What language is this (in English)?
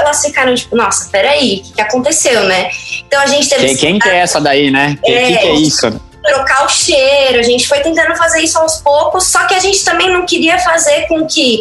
Portuguese